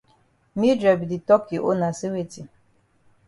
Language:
Cameroon Pidgin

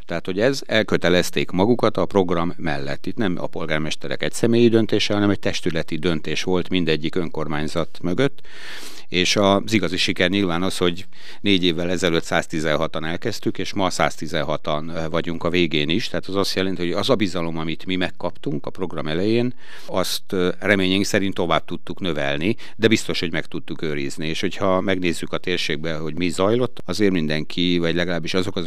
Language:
Hungarian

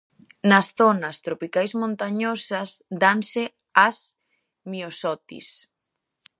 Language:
Galician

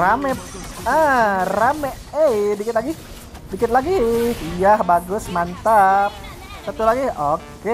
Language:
Indonesian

